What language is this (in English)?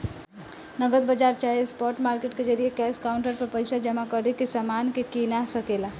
Bhojpuri